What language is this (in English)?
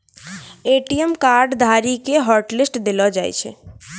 Maithili